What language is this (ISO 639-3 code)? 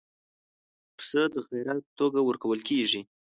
pus